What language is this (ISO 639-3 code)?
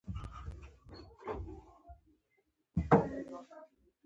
pus